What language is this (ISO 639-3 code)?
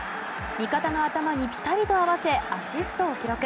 jpn